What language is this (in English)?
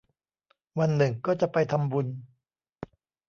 Thai